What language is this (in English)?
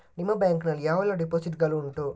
Kannada